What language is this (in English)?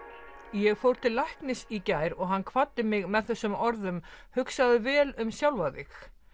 Icelandic